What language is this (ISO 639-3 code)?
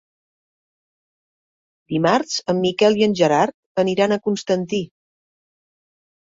cat